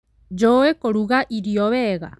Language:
Kikuyu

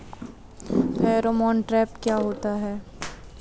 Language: Hindi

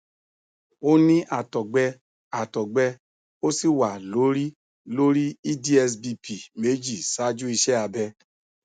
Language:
Yoruba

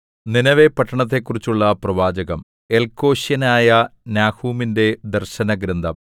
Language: Malayalam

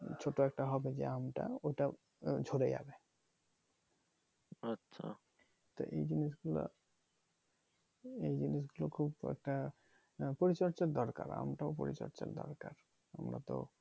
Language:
Bangla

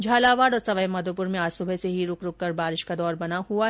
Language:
Hindi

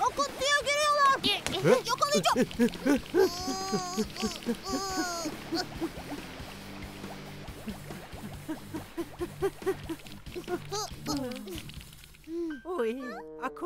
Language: Turkish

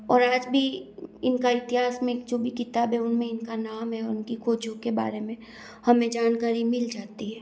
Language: Hindi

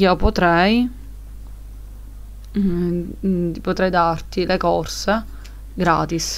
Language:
Italian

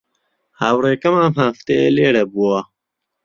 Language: Central Kurdish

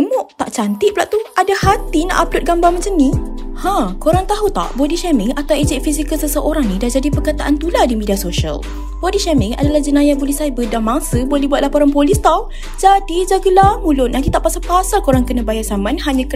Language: Malay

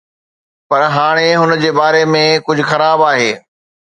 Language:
Sindhi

